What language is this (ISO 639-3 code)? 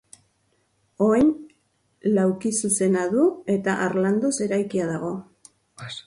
eus